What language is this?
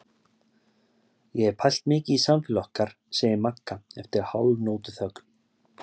Icelandic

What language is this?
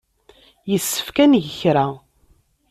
Kabyle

